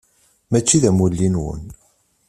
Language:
Kabyle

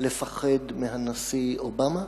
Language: Hebrew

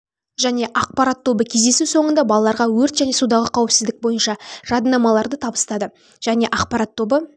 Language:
Kazakh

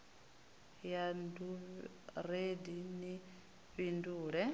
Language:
Venda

